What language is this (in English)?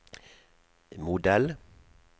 Norwegian